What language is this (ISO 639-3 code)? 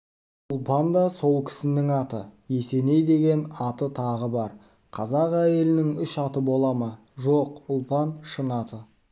kaz